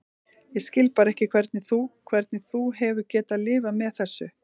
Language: Icelandic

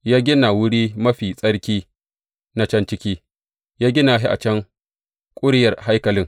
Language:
Hausa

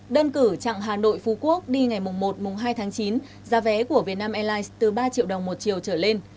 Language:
Vietnamese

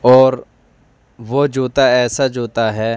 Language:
Urdu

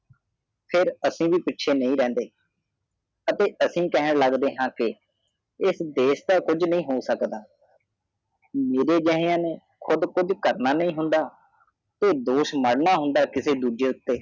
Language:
Punjabi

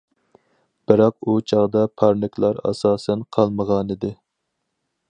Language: Uyghur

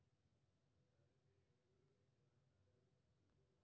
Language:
Maithili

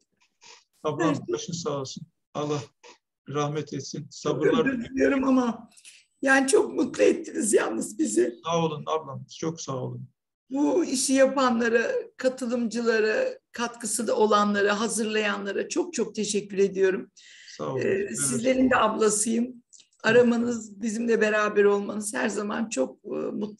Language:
Turkish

